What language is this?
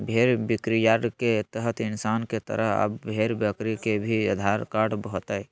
Magahi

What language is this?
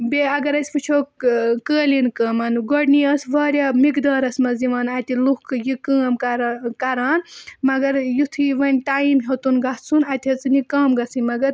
Kashmiri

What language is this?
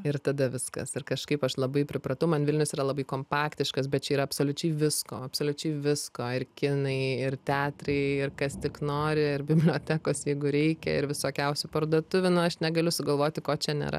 Lithuanian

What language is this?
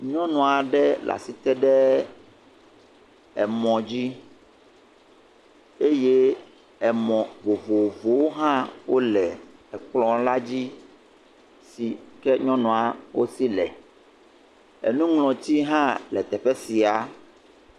Ewe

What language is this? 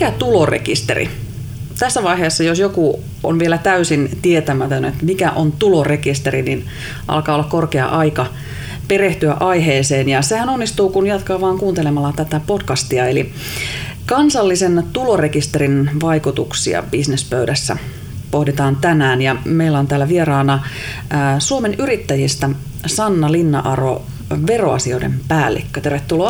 Finnish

